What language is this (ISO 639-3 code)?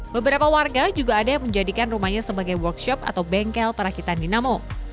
ind